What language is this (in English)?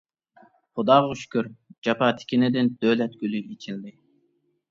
Uyghur